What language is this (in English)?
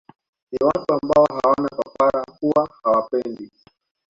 Swahili